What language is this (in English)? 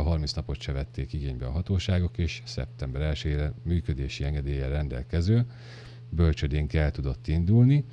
Hungarian